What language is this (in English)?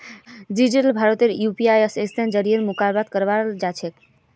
Magahi